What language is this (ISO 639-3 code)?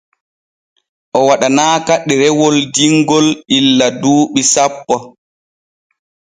fue